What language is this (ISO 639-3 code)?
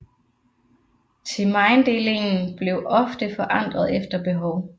dan